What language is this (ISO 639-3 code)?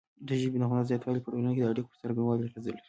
pus